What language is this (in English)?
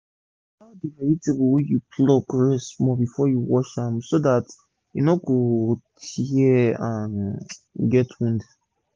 Nigerian Pidgin